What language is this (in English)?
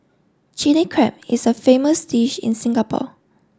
English